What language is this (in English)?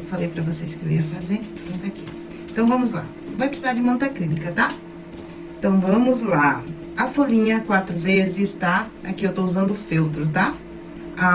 Portuguese